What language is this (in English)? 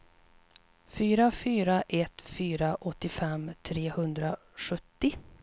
Swedish